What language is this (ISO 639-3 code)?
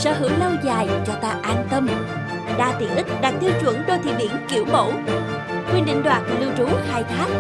vie